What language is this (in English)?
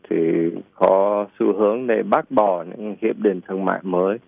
Vietnamese